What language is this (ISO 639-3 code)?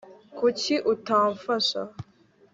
kin